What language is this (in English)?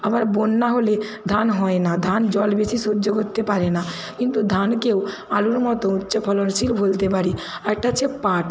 Bangla